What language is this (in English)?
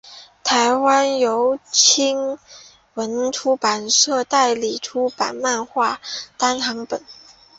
Chinese